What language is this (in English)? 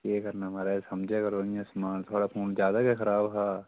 Dogri